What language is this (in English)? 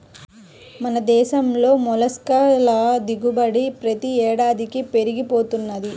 Telugu